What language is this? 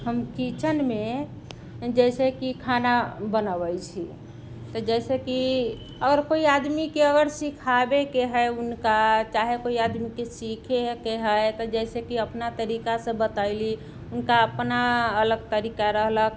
Maithili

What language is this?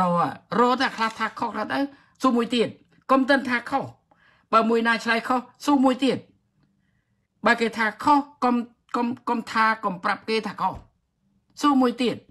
Thai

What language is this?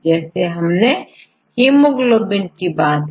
Hindi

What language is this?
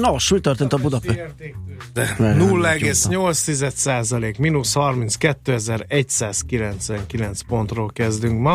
Hungarian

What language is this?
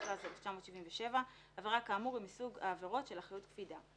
Hebrew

